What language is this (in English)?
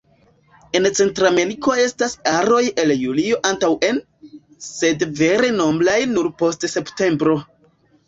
Esperanto